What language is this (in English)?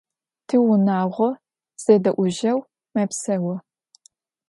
Adyghe